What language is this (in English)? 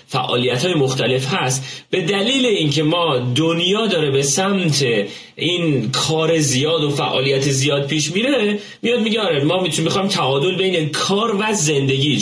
Persian